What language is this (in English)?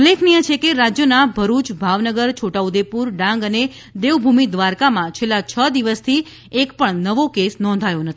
Gujarati